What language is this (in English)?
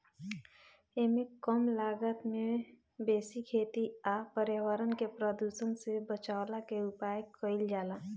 Bhojpuri